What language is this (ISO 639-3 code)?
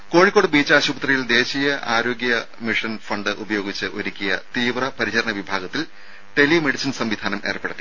mal